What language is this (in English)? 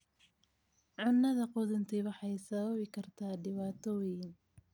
Somali